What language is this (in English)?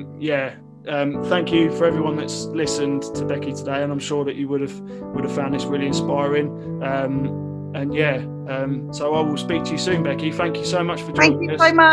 English